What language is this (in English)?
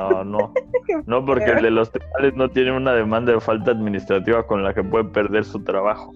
Spanish